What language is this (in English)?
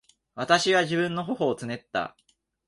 Japanese